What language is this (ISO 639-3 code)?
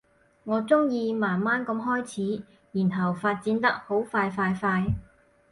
yue